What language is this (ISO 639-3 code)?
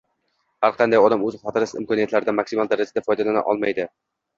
uzb